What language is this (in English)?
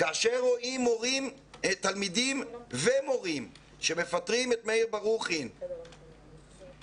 Hebrew